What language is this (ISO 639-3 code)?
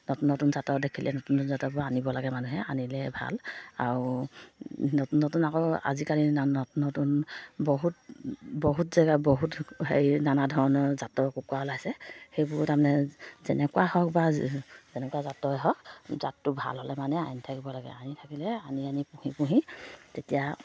asm